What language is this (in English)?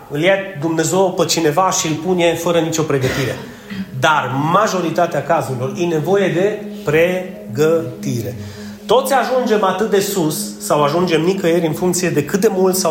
Romanian